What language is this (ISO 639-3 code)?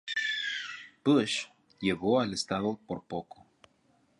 spa